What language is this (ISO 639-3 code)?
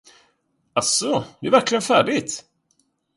swe